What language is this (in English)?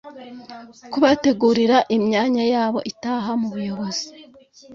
Kinyarwanda